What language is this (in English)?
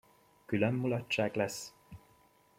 Hungarian